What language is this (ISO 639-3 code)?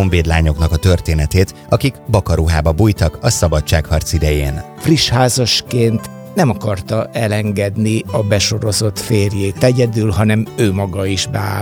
hun